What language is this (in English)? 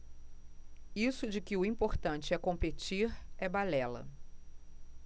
Portuguese